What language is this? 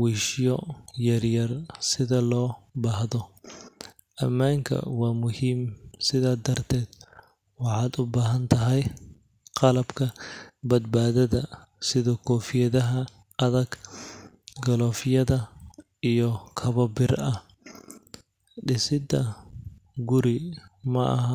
Somali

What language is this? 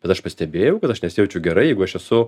Lithuanian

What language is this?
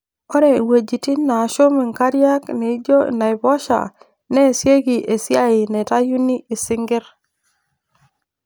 Masai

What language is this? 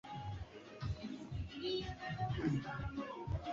Swahili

